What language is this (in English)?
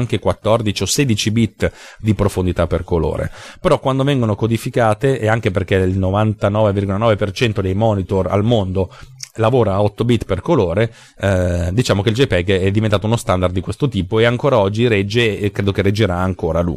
Italian